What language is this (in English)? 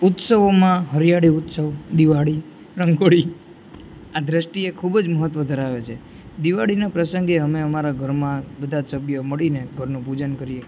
Gujarati